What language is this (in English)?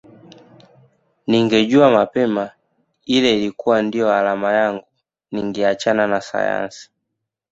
Swahili